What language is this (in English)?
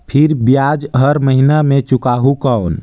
Chhattisgarhi